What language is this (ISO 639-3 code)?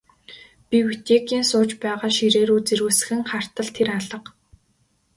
mon